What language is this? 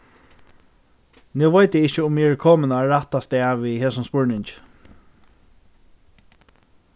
Faroese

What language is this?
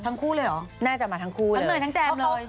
Thai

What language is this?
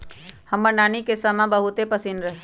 Magahi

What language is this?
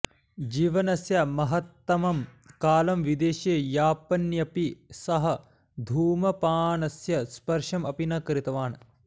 Sanskrit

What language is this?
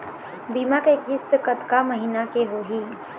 Chhattisgarhi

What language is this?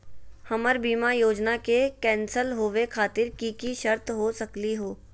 Magahi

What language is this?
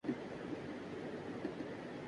Urdu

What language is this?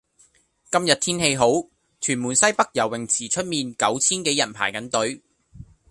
Cantonese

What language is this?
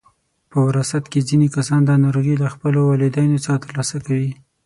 Pashto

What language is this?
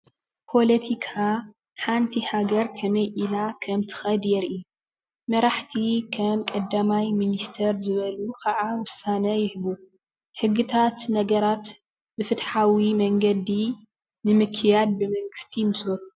Tigrinya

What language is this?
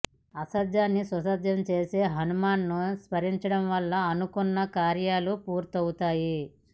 Telugu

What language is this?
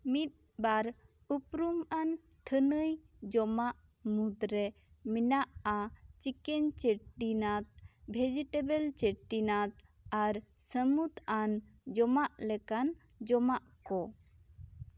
Santali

